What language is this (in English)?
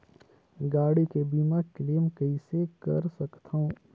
Chhattisgarhi